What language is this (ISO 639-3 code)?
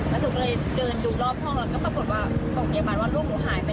tha